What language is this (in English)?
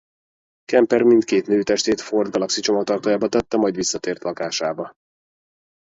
Hungarian